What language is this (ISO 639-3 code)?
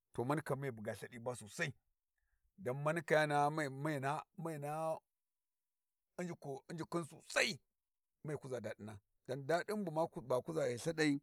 wji